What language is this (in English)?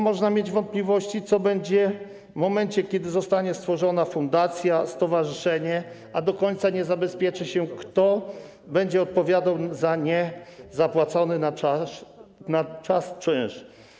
Polish